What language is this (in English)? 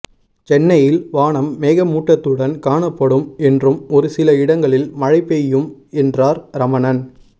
Tamil